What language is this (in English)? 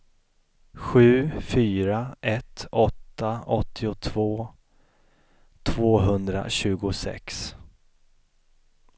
Swedish